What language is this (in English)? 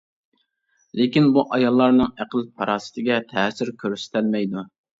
Uyghur